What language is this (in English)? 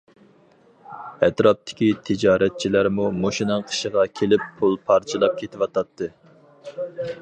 Uyghur